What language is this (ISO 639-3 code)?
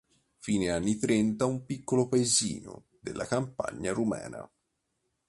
ita